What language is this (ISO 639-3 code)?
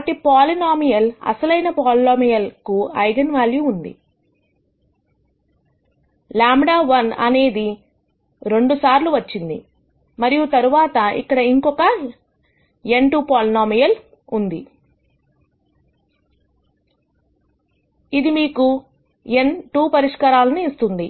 tel